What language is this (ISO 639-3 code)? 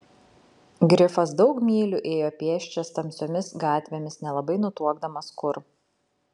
lit